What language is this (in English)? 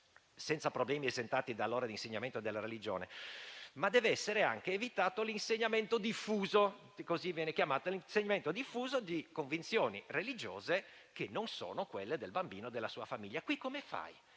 Italian